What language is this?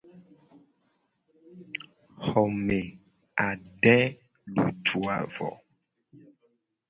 Gen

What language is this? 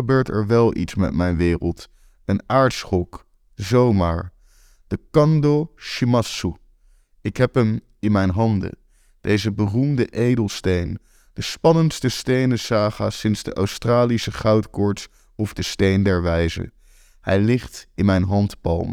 Dutch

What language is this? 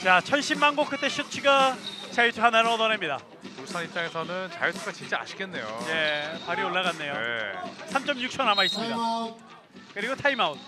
Korean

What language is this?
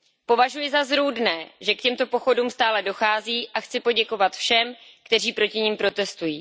Czech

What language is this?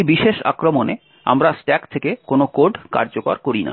Bangla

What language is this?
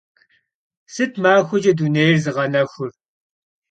Kabardian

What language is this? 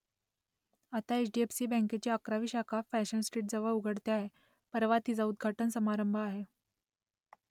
Marathi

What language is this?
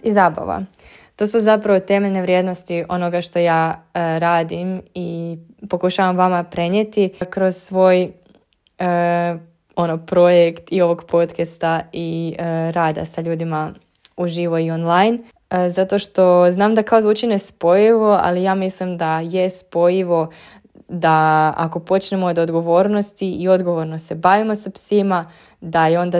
Croatian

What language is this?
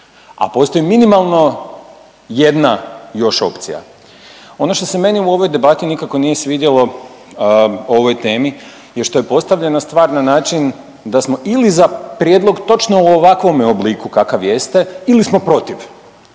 Croatian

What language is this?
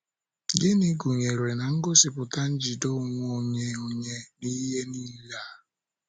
Igbo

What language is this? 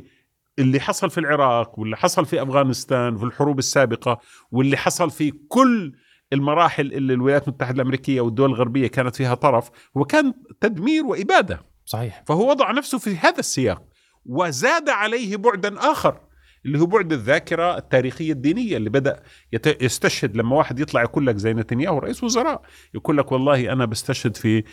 Arabic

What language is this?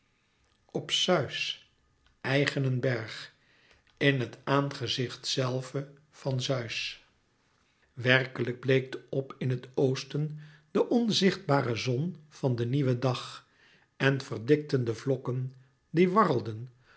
Dutch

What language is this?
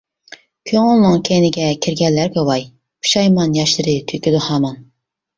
Uyghur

